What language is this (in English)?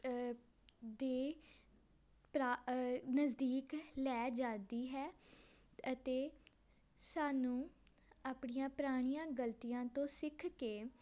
Punjabi